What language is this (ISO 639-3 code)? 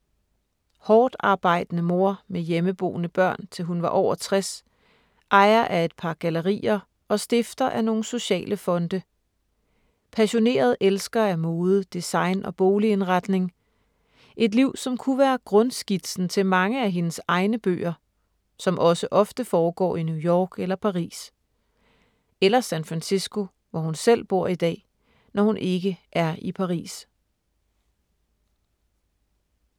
dan